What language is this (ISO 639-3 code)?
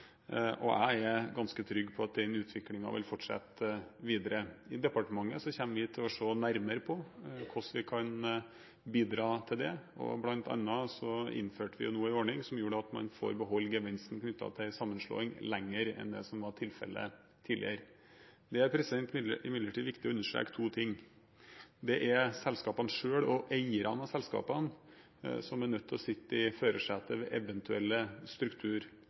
nob